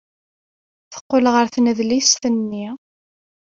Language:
Kabyle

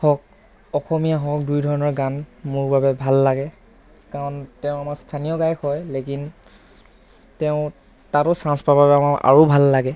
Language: Assamese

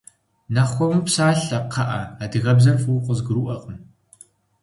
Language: Kabardian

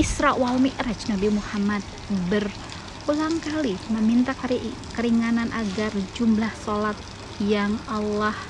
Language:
Indonesian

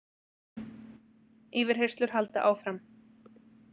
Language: Icelandic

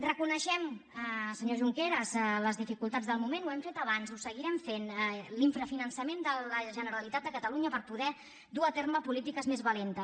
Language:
Catalan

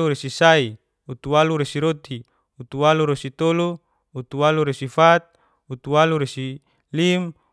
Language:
Geser-Gorom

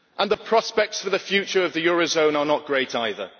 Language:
English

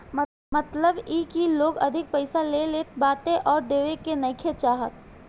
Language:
Bhojpuri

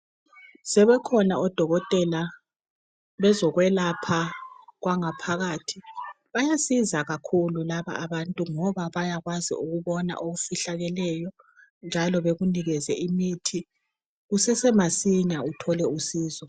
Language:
North Ndebele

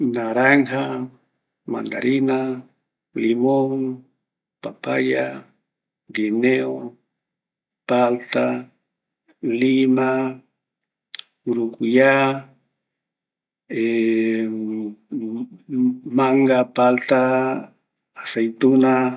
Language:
Eastern Bolivian Guaraní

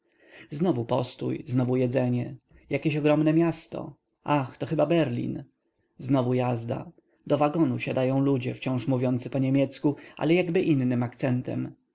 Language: Polish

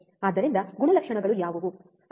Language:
Kannada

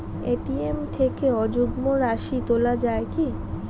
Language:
Bangla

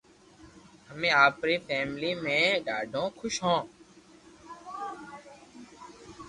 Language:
Loarki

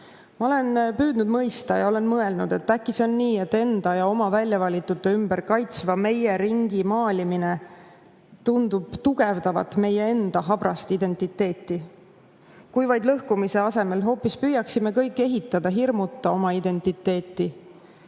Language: Estonian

